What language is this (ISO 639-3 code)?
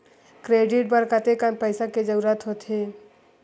hne